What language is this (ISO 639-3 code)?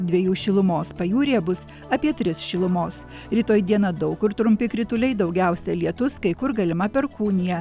lit